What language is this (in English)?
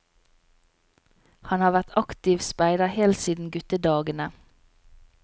Norwegian